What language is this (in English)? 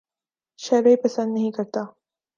Urdu